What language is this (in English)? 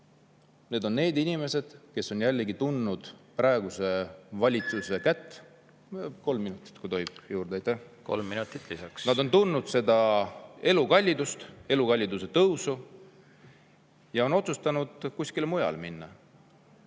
Estonian